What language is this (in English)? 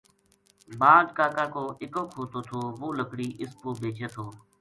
Gujari